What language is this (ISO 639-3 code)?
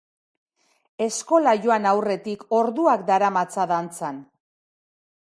eus